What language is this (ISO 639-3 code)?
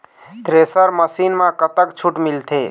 hne